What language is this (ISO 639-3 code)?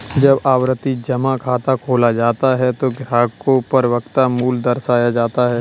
hin